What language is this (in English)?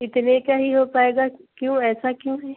Urdu